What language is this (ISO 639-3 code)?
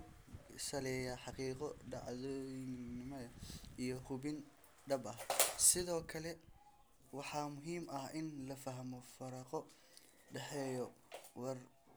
som